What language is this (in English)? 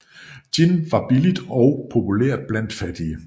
Danish